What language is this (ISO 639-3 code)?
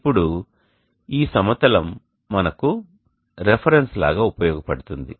tel